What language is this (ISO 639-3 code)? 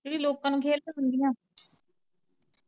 pan